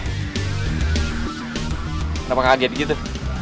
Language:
Indonesian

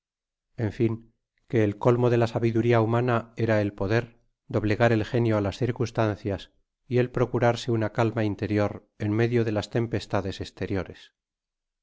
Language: Spanish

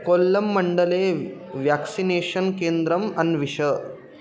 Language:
Sanskrit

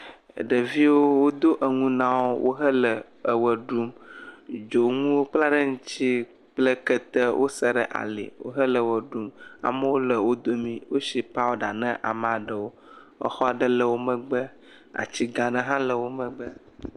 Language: Ewe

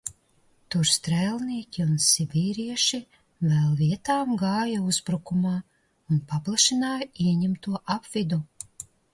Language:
Latvian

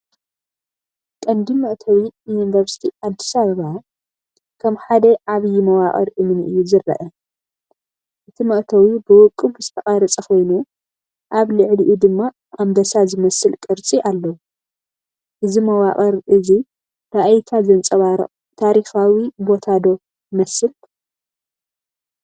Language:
Tigrinya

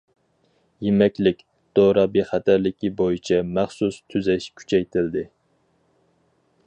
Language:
Uyghur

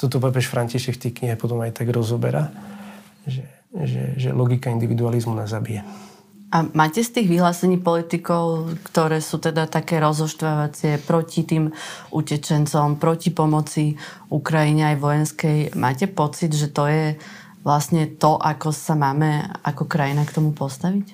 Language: Slovak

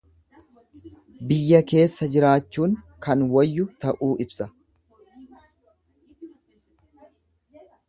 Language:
Oromo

